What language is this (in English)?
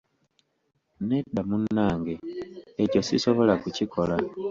Ganda